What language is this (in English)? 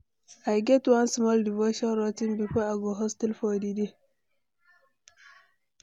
Nigerian Pidgin